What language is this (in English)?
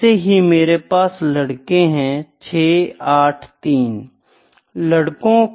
Hindi